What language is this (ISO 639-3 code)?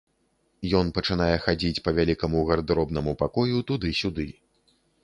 bel